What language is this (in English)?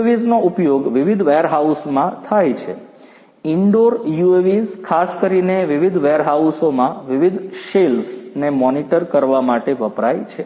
Gujarati